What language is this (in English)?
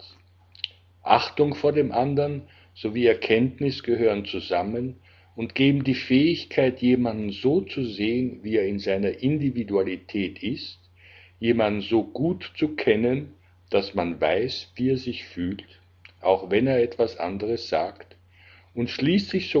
German